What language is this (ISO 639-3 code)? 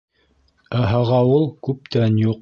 bak